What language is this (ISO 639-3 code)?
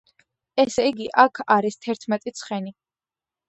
kat